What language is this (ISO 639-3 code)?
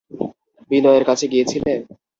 ben